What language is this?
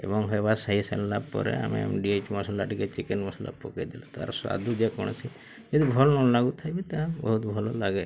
Odia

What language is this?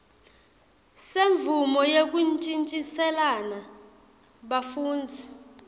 Swati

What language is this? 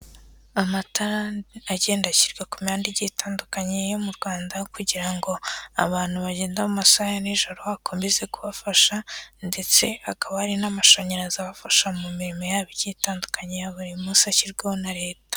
Kinyarwanda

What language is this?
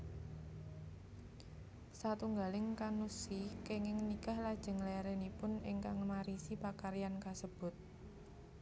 Javanese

